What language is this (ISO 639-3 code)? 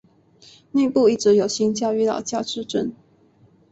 zho